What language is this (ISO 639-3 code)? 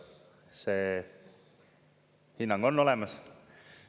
est